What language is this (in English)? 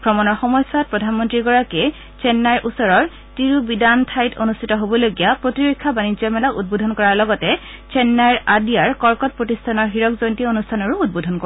Assamese